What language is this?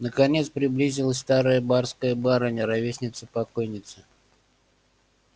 Russian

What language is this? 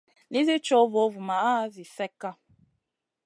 Masana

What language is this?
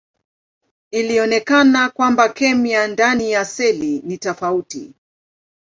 Swahili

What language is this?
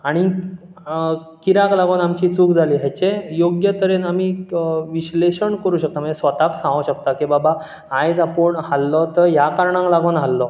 Konkani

